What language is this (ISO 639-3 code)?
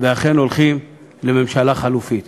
heb